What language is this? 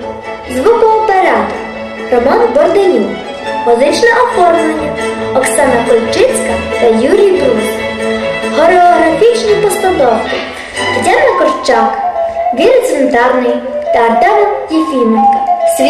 Ukrainian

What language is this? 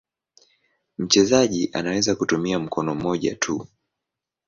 Swahili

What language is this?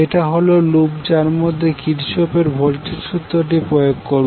Bangla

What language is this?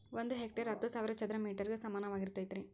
Kannada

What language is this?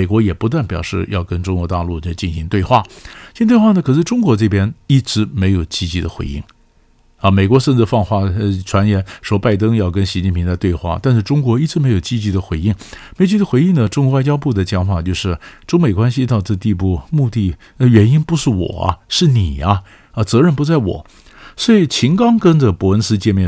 Chinese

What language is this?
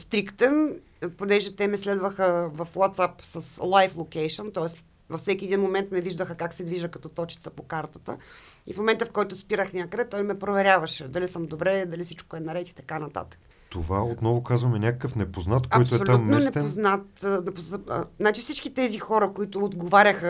Bulgarian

